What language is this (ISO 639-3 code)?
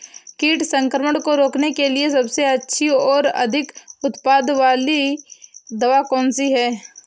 hin